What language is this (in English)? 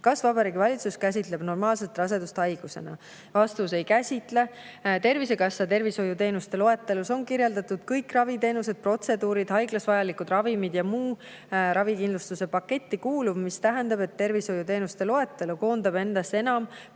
Estonian